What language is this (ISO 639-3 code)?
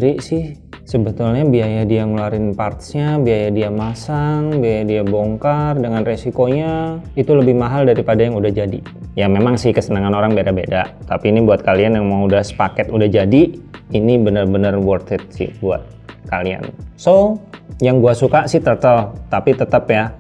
ind